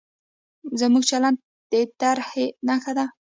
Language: Pashto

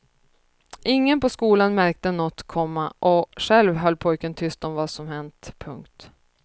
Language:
Swedish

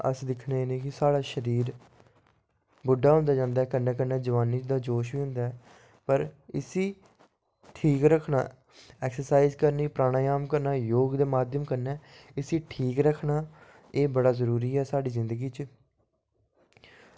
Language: Dogri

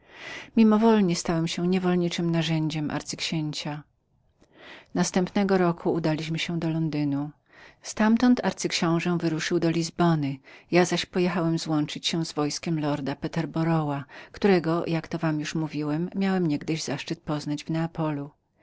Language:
Polish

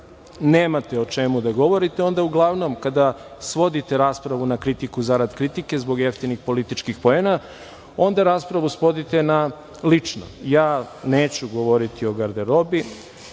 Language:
Serbian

